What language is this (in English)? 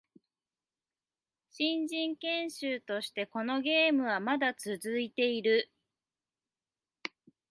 Japanese